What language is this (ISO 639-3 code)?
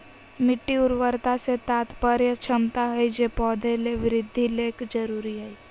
mag